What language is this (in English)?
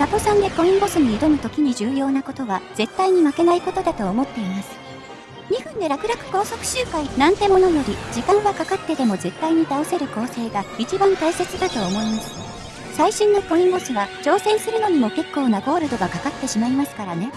Japanese